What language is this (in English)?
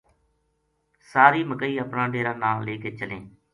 Gujari